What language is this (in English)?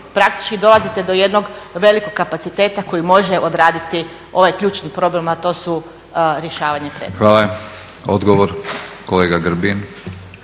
Croatian